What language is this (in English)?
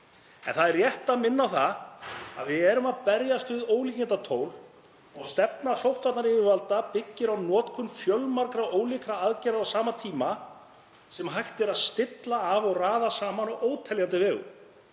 Icelandic